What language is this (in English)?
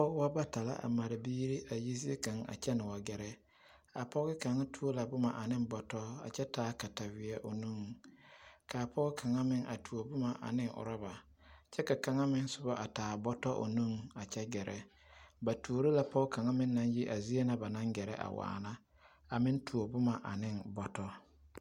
Southern Dagaare